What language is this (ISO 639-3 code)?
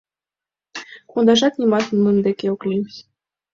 chm